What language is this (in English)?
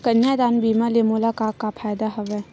Chhattisgarhi